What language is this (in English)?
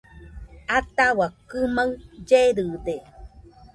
Nüpode Huitoto